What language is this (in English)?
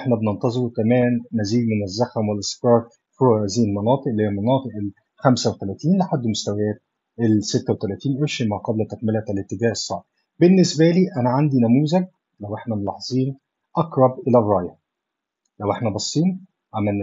Arabic